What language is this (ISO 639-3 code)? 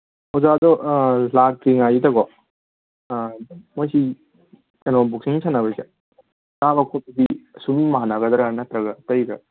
mni